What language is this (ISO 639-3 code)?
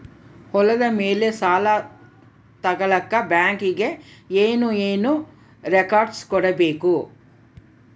kan